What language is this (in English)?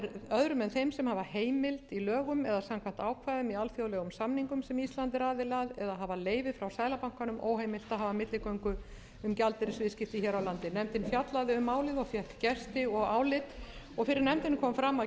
Icelandic